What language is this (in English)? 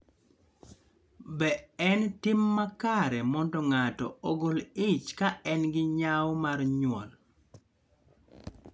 Luo (Kenya and Tanzania)